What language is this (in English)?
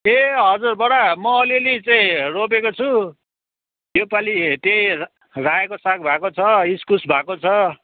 Nepali